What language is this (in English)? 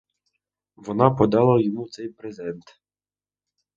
Ukrainian